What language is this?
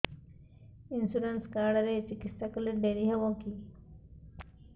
Odia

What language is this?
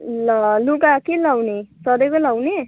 Nepali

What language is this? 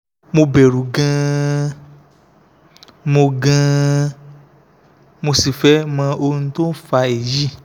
Yoruba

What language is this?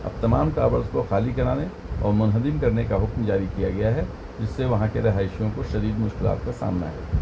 Urdu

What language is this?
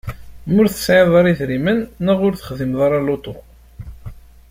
Kabyle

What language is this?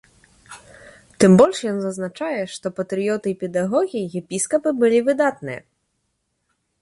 Belarusian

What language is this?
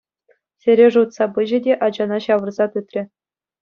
Chuvash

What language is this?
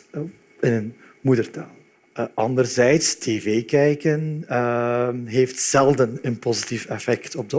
Dutch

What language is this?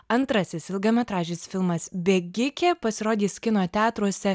Lithuanian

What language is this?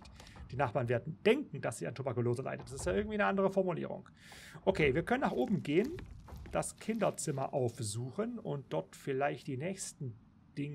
German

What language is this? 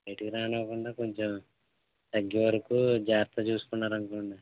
Telugu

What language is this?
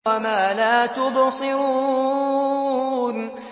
Arabic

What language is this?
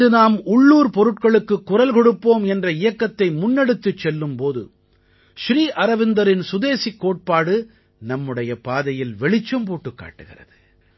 Tamil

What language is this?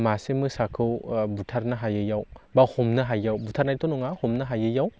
Bodo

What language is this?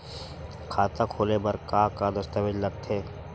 Chhattisgarhi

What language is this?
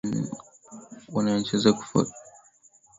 Swahili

